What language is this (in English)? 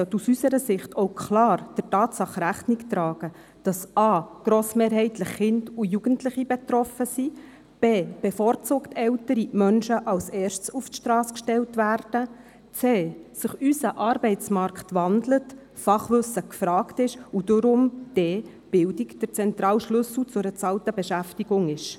Swiss German